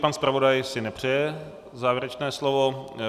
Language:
Czech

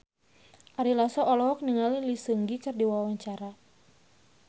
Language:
Sundanese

